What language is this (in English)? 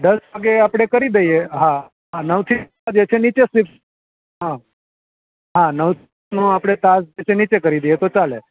Gujarati